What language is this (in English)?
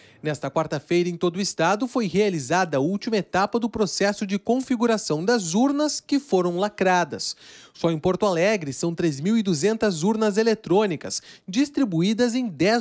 Portuguese